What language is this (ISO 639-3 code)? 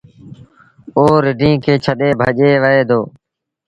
sbn